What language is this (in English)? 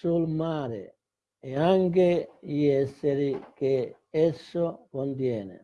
Italian